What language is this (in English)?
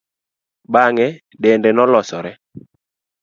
Luo (Kenya and Tanzania)